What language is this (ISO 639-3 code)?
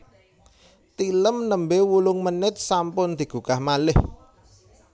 jav